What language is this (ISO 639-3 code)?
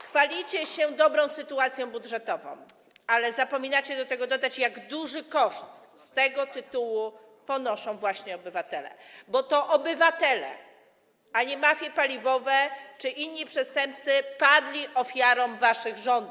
pol